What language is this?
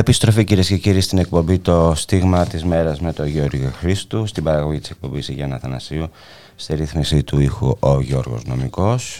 Greek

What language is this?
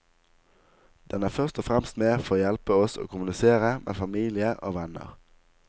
Norwegian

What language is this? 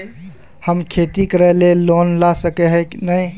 Magahi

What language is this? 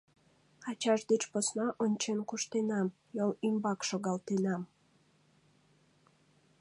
Mari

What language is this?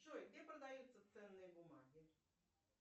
Russian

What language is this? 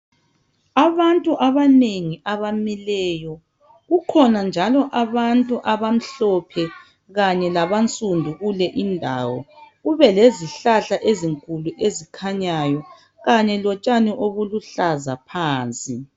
North Ndebele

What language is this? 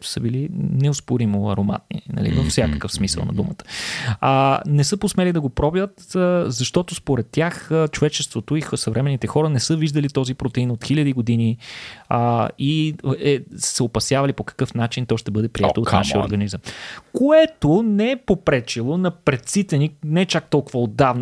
Bulgarian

